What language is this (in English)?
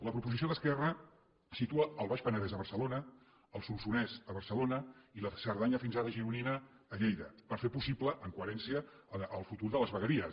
Catalan